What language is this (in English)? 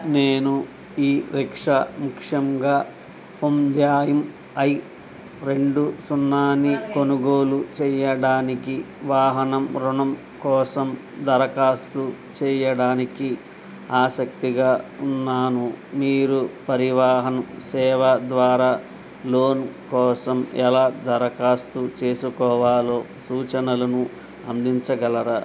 Telugu